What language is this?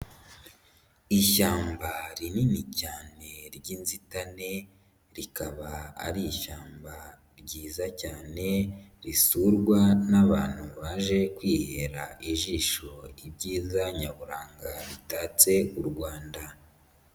Kinyarwanda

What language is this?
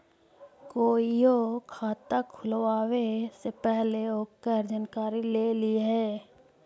Magahi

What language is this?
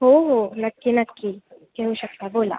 Marathi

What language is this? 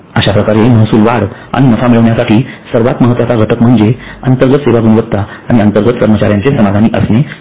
Marathi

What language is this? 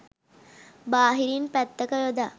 Sinhala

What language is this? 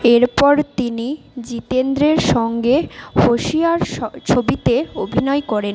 Bangla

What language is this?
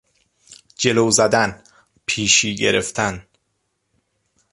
Persian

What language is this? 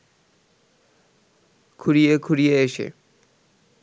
Bangla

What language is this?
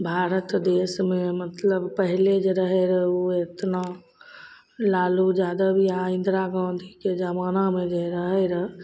Maithili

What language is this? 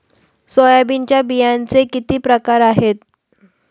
Marathi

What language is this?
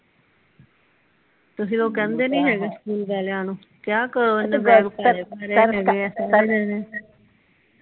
Punjabi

